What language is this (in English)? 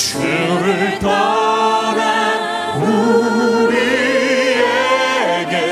Korean